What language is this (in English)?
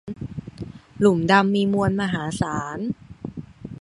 Thai